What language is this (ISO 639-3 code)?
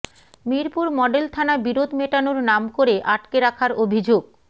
ben